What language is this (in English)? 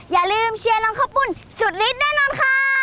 Thai